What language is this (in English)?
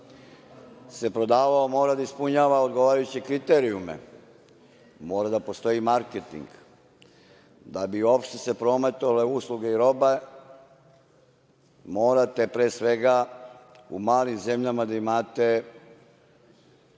Serbian